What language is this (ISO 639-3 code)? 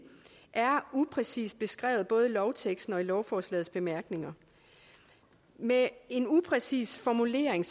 dan